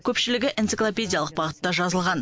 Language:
Kazakh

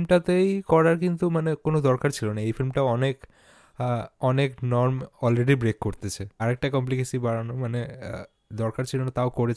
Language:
Bangla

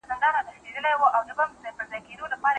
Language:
Pashto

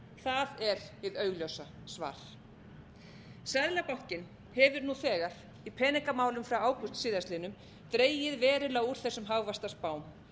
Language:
Icelandic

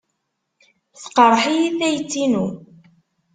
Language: Kabyle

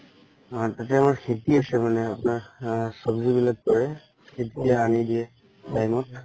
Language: Assamese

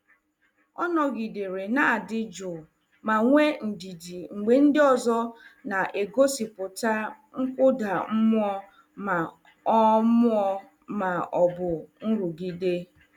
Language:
Igbo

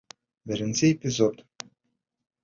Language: Bashkir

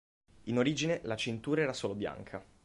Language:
Italian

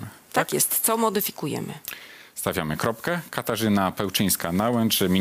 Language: Polish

